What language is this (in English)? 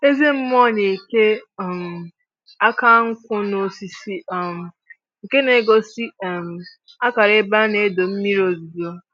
Igbo